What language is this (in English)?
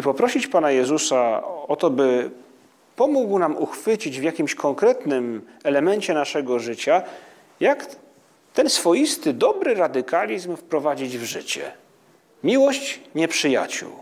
Polish